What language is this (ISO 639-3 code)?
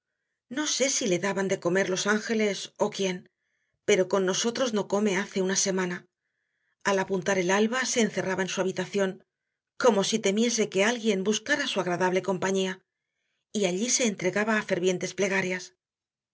spa